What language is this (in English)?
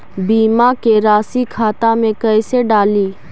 Magahi